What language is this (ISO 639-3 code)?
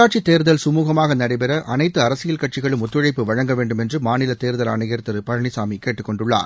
tam